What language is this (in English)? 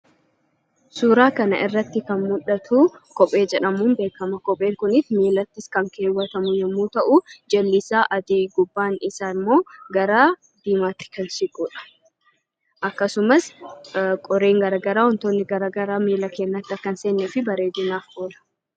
Oromo